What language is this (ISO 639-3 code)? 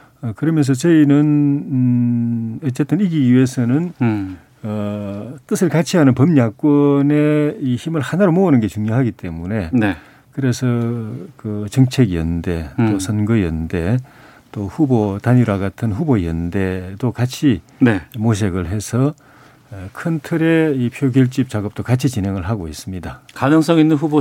kor